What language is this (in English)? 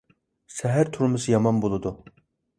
Uyghur